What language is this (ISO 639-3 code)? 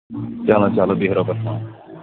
kas